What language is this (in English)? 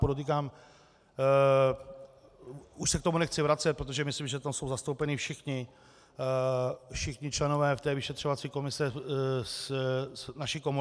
Czech